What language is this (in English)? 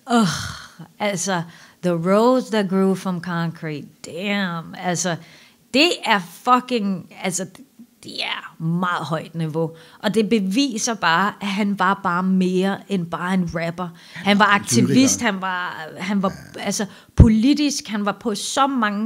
Danish